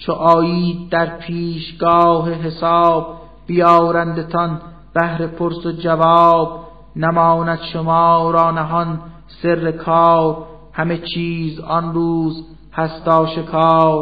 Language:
Persian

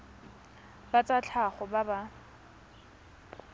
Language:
Tswana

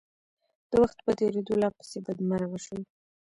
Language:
Pashto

